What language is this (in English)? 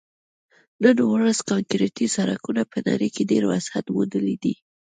Pashto